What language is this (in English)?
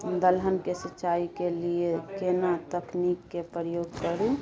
Maithili